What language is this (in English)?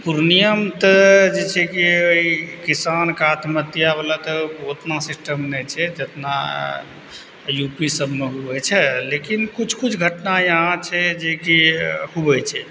Maithili